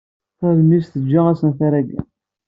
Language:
Kabyle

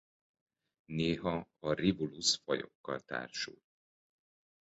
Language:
Hungarian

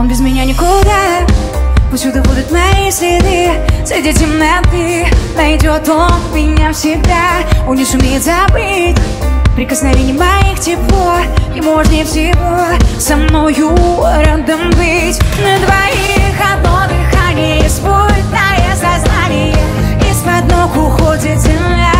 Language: Russian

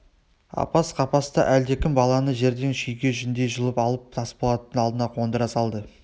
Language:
Kazakh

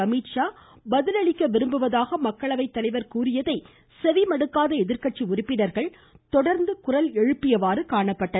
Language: Tamil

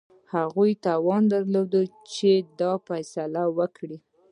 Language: Pashto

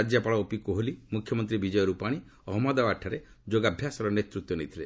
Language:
Odia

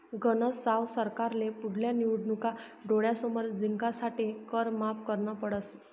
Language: Marathi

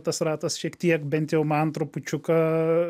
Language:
Lithuanian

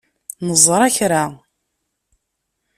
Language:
Kabyle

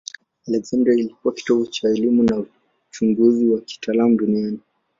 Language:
Swahili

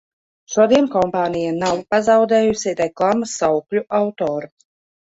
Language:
Latvian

